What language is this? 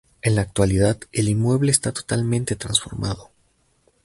Spanish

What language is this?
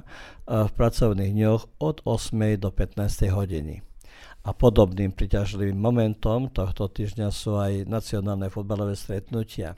Croatian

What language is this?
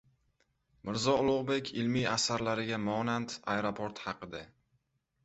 Uzbek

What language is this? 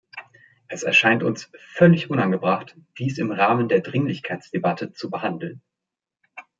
German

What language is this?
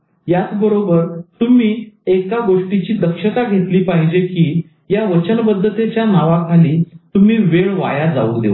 Marathi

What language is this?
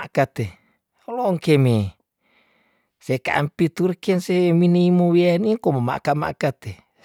Tondano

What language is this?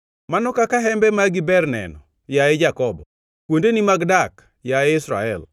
Luo (Kenya and Tanzania)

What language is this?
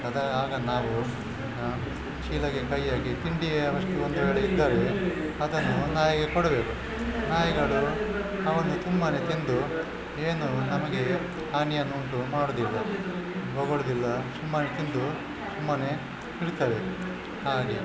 Kannada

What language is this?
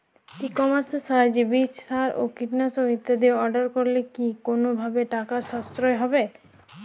Bangla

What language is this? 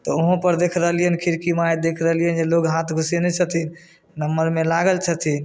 Maithili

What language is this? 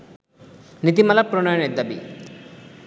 Bangla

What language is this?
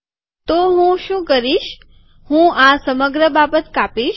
Gujarati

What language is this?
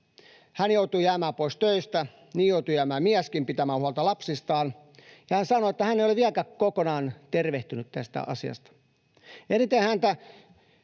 Finnish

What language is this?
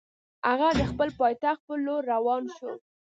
Pashto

